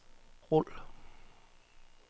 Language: Danish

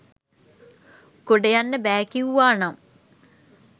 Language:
Sinhala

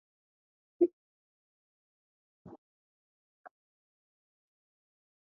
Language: Macedonian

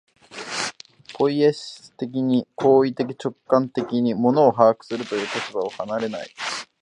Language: Japanese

